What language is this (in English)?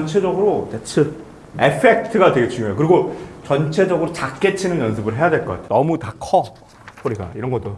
Korean